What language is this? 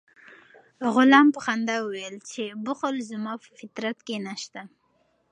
Pashto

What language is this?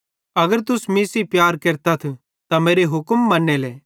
Bhadrawahi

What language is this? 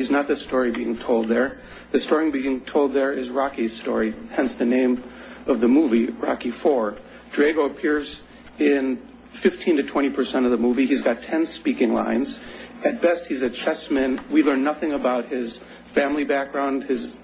English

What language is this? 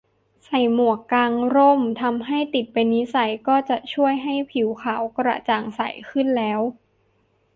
Thai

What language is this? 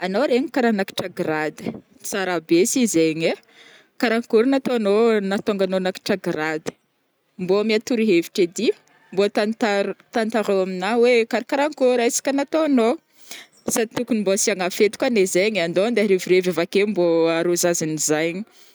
Northern Betsimisaraka Malagasy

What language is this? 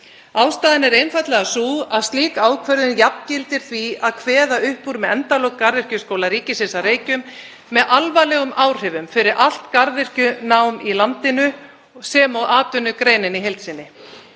Icelandic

